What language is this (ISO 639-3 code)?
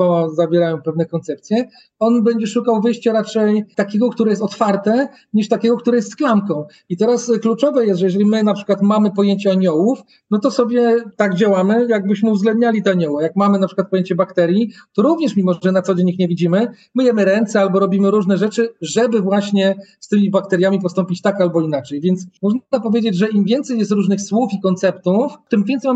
pol